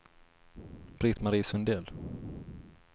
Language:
Swedish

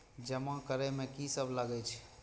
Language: Maithili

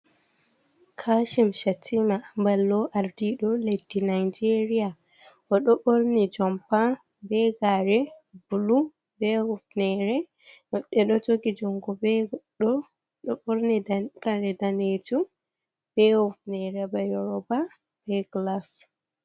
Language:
Fula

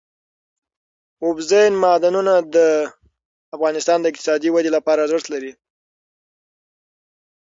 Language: Pashto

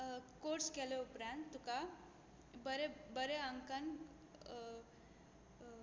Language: Konkani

